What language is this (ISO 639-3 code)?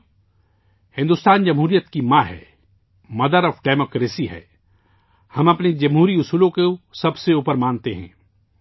urd